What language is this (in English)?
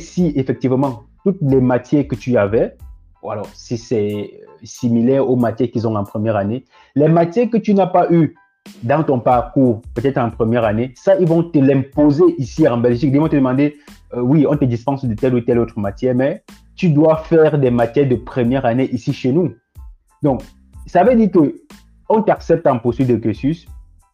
French